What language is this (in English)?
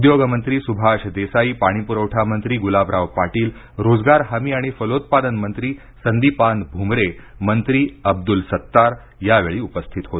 Marathi